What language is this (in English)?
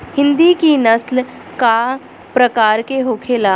Bhojpuri